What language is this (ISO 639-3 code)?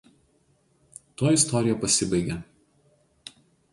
lit